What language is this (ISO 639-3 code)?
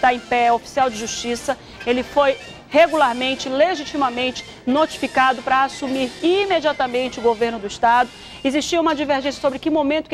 por